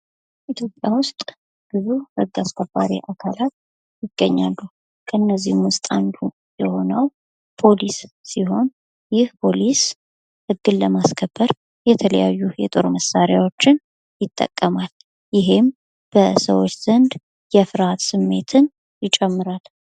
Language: Amharic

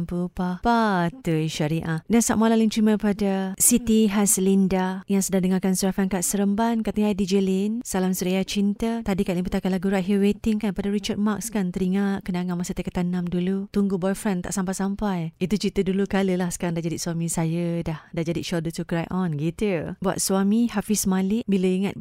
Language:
Malay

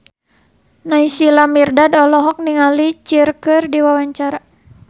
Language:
Sundanese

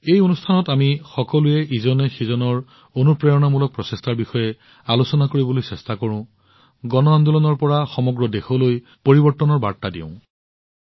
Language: Assamese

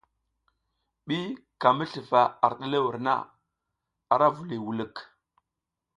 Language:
South Giziga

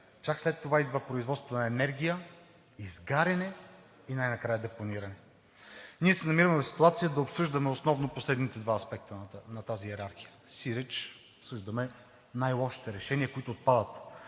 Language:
Bulgarian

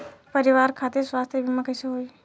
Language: Bhojpuri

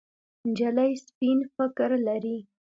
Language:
Pashto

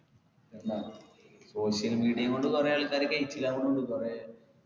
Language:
Malayalam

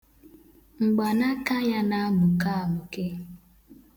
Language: Igbo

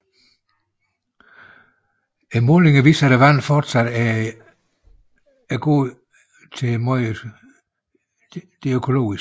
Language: Danish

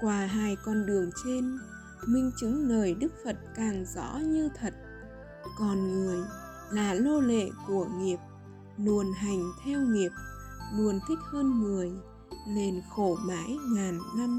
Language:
Vietnamese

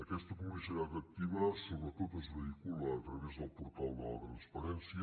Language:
Catalan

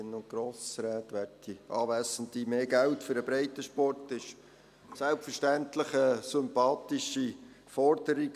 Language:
Swiss German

